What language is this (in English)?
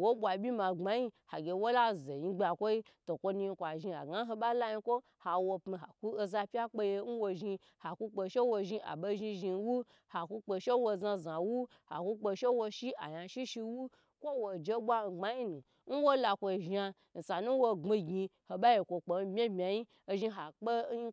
Gbagyi